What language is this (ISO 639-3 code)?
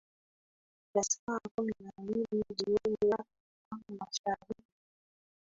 swa